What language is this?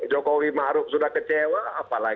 Indonesian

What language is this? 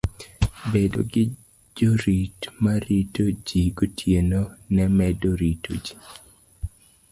Luo (Kenya and Tanzania)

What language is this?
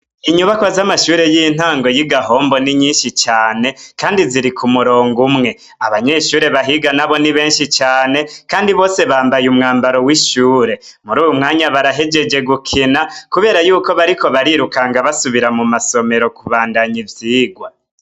Rundi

